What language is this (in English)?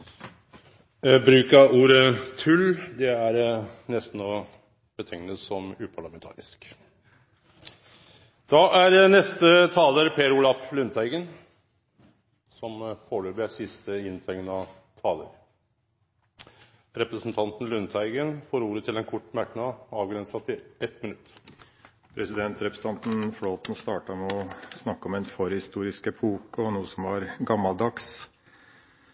Norwegian